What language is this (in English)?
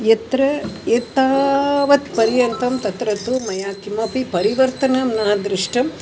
Sanskrit